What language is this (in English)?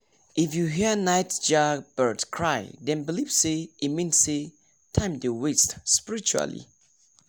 Nigerian Pidgin